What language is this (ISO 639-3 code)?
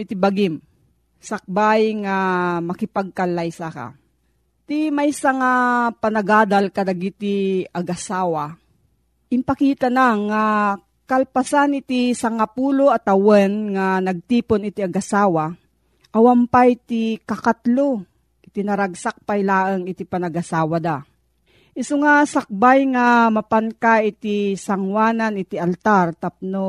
fil